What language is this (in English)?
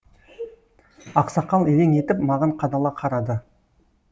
Kazakh